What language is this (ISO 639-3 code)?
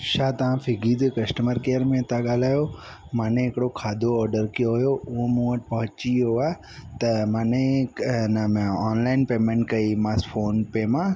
snd